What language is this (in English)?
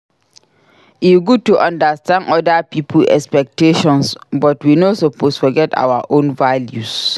Nigerian Pidgin